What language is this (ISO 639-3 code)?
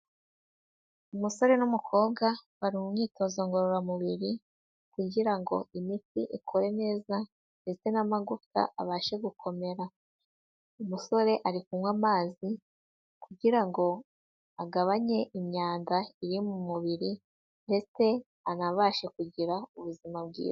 kin